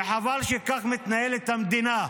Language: Hebrew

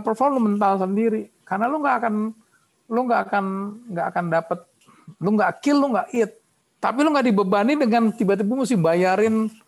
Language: Indonesian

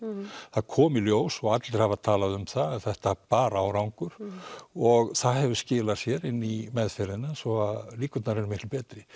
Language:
Icelandic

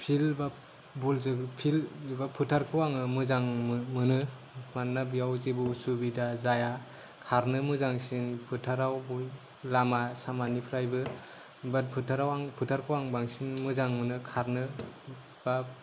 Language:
Bodo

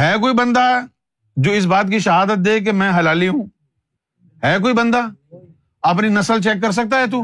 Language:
Urdu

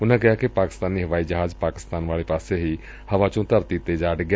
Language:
Punjabi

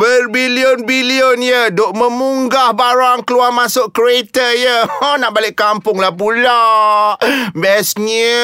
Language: Malay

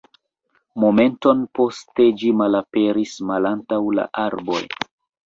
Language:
Esperanto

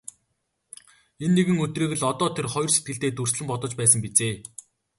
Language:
Mongolian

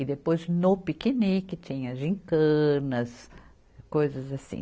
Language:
Portuguese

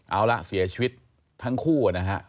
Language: Thai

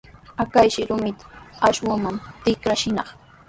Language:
Sihuas Ancash Quechua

